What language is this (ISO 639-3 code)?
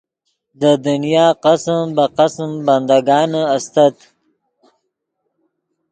ydg